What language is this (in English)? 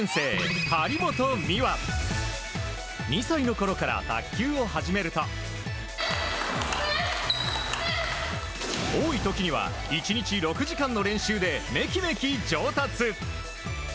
Japanese